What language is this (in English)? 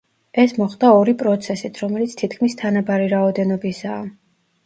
Georgian